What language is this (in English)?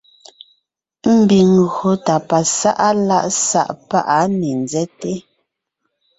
Ngiemboon